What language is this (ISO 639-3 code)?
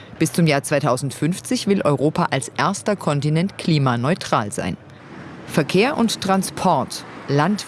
deu